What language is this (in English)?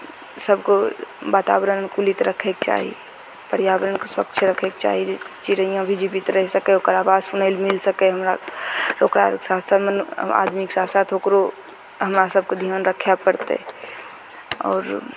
Maithili